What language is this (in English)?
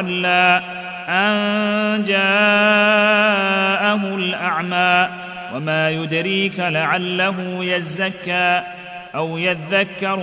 Arabic